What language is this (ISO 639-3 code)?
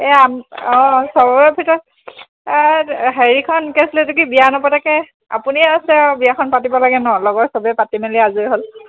asm